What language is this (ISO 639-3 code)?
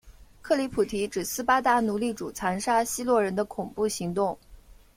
zho